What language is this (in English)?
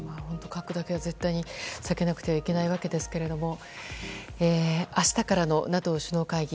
Japanese